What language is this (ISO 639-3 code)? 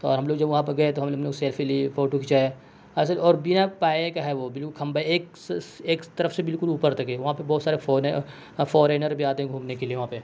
urd